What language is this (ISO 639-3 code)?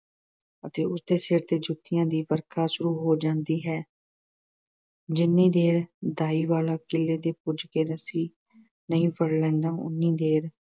pan